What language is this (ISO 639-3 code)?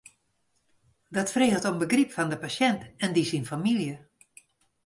fry